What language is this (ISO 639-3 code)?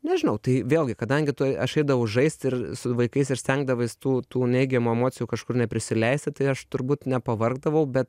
lit